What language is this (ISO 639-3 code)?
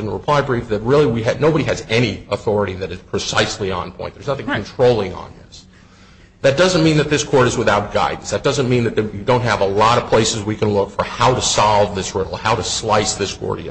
eng